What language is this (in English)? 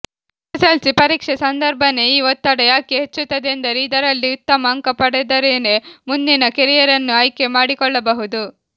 Kannada